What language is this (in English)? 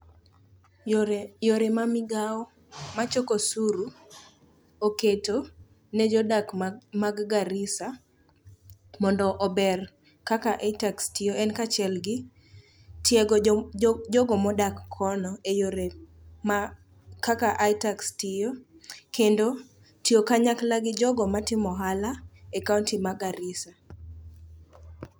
Luo (Kenya and Tanzania)